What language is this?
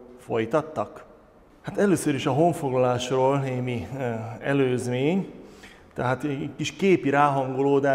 Hungarian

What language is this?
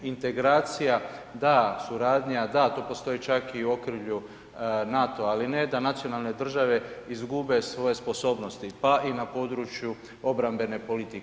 Croatian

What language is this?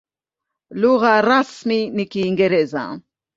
Swahili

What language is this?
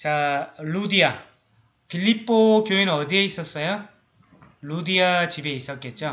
Korean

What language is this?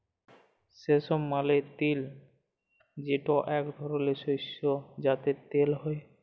Bangla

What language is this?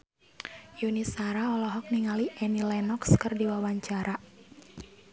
Sundanese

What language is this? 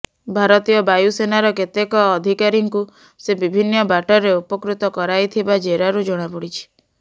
Odia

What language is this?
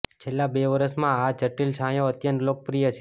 Gujarati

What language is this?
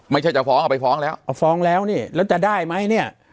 Thai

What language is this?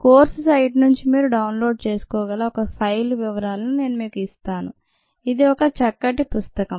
Telugu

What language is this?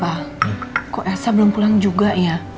Indonesian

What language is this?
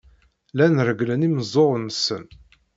Kabyle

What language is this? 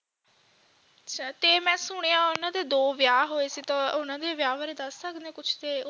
Punjabi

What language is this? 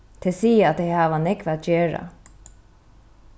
Faroese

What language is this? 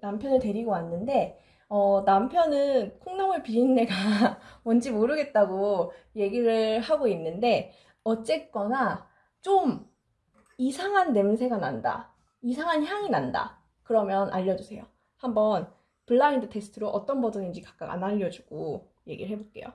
Korean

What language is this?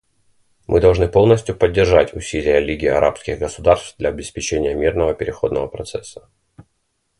Russian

